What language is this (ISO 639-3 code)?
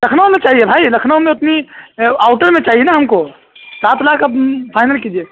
urd